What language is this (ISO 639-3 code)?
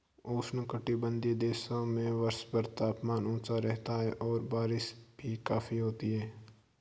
hin